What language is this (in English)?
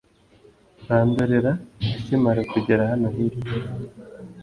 Kinyarwanda